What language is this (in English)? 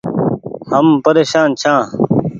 Goaria